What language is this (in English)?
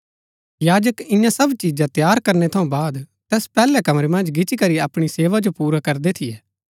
Gaddi